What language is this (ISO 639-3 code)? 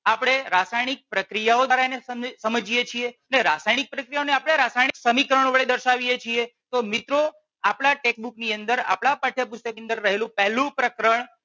guj